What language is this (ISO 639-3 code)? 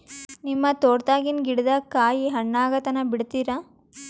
kan